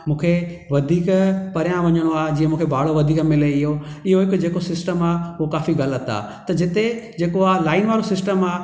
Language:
Sindhi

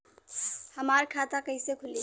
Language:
Bhojpuri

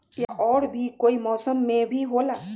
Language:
Magahi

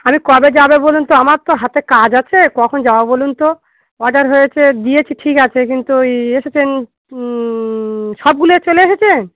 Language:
Bangla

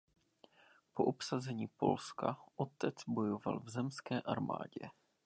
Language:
Czech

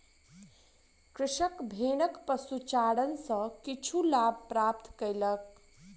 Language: Maithili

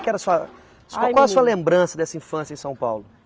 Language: Portuguese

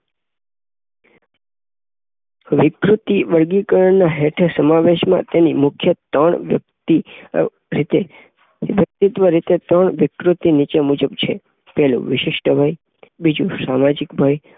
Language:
Gujarati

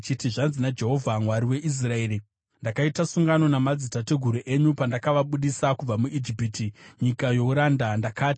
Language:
Shona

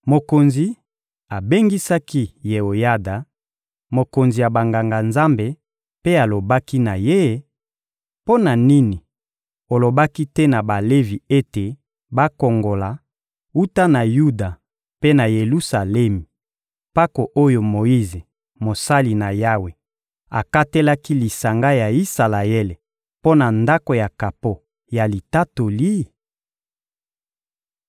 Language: Lingala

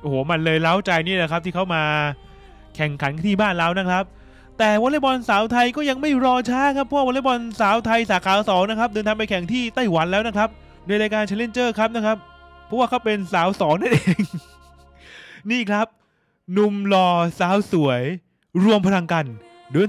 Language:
Thai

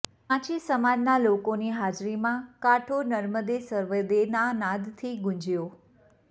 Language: Gujarati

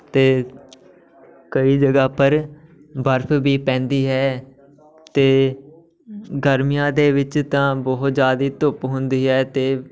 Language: Punjabi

